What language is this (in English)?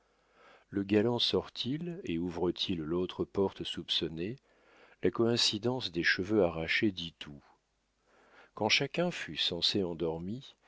French